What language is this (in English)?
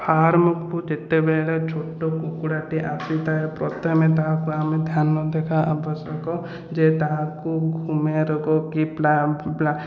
Odia